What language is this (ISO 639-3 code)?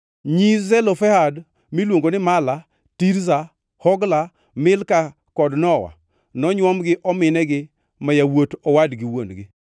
luo